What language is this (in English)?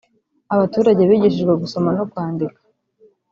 Kinyarwanda